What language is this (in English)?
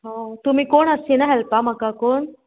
Konkani